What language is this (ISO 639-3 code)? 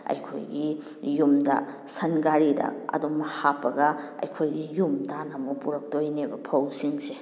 mni